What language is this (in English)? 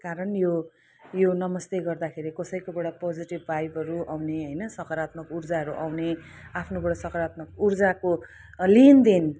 Nepali